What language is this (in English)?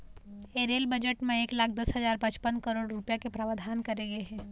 Chhattisgarhi